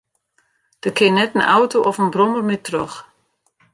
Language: Western Frisian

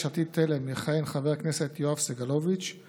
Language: Hebrew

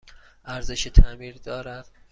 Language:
Persian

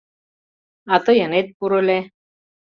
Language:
Mari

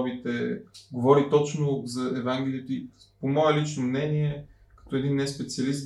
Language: Bulgarian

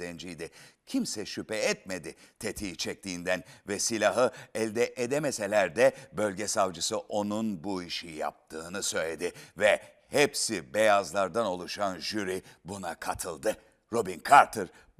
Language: Turkish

